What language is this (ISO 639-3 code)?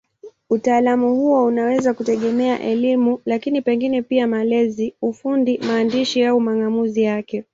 swa